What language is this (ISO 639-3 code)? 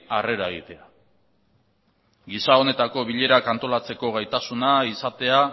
eus